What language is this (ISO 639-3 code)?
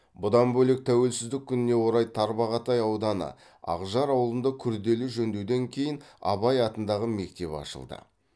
kaz